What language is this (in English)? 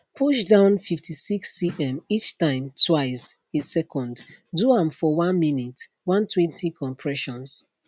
Nigerian Pidgin